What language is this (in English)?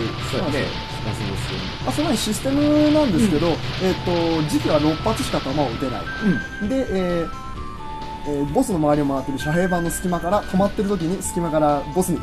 Japanese